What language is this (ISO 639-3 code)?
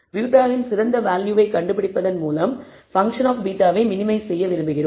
tam